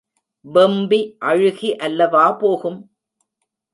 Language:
Tamil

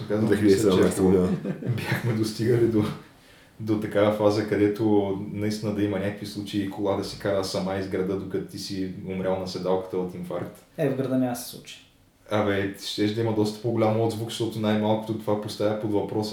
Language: Bulgarian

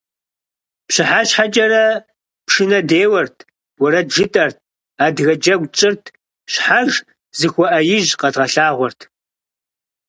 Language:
Kabardian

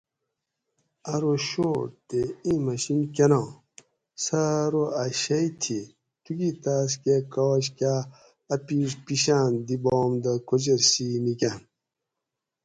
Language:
Gawri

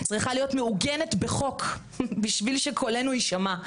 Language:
Hebrew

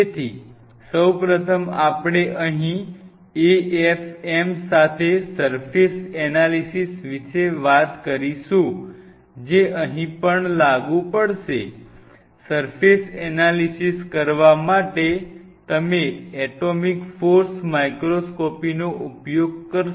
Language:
Gujarati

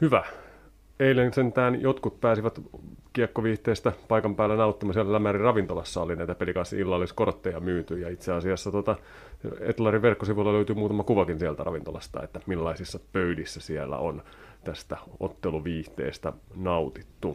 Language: Finnish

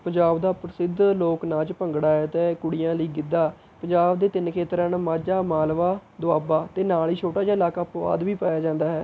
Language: Punjabi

